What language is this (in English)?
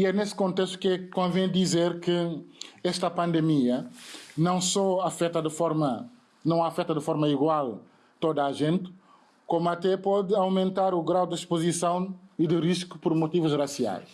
Portuguese